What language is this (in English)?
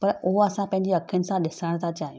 Sindhi